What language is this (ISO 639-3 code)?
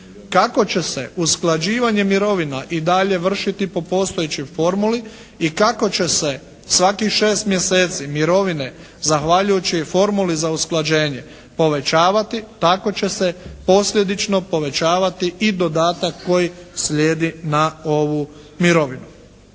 hrv